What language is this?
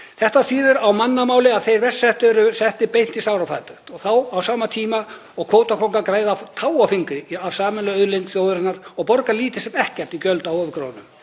Icelandic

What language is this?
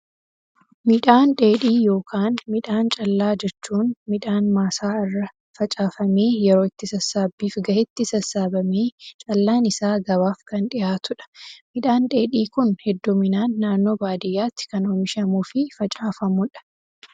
Oromo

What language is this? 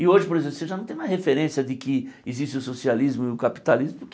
Portuguese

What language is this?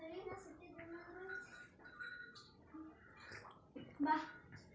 Kannada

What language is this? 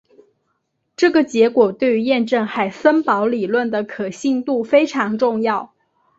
Chinese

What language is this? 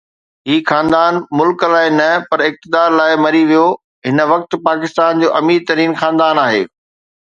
Sindhi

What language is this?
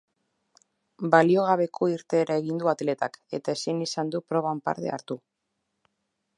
Basque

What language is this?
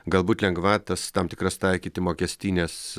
Lithuanian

